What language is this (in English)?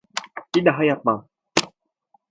Turkish